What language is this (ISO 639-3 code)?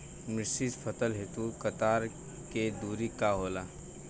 bho